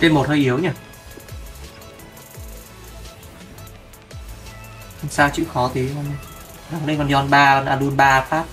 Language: Vietnamese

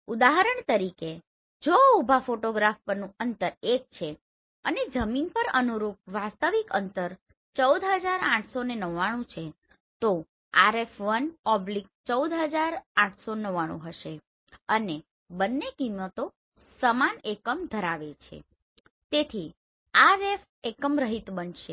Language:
Gujarati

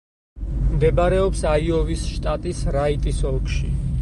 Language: Georgian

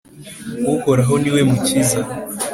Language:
Kinyarwanda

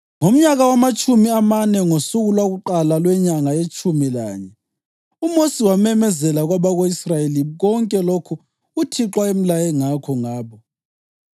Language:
North Ndebele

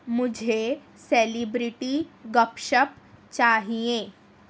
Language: Urdu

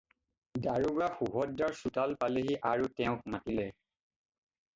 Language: Assamese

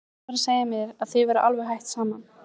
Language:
Icelandic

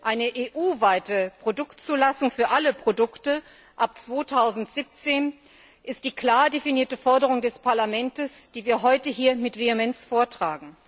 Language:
German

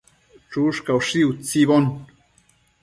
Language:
Matsés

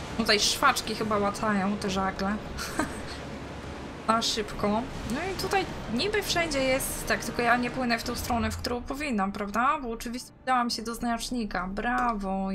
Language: Polish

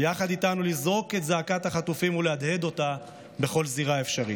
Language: Hebrew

